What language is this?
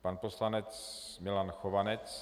Czech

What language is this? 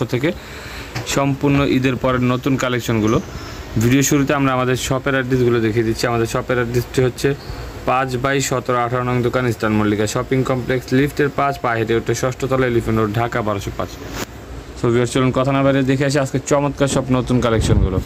Romanian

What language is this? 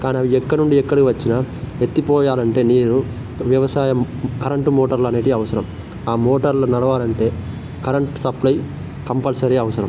Telugu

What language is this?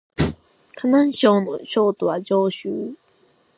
Japanese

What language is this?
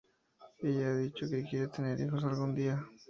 Spanish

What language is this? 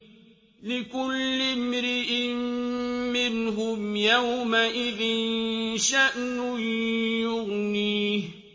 Arabic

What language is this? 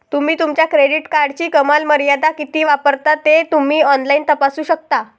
Marathi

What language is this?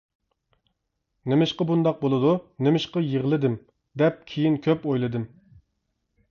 Uyghur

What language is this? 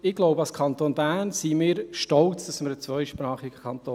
Swiss German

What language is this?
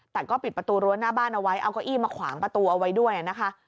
Thai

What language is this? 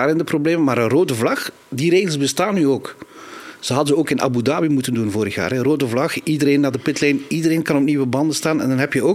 Dutch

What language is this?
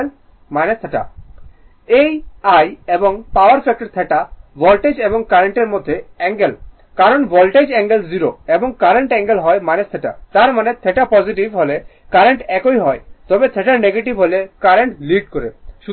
Bangla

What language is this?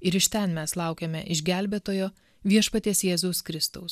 Lithuanian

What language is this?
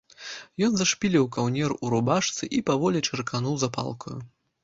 Belarusian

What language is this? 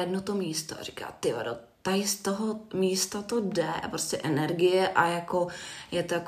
Czech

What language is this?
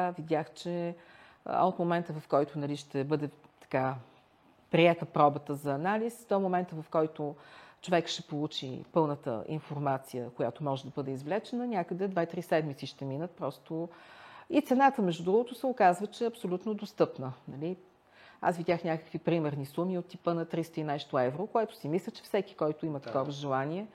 Bulgarian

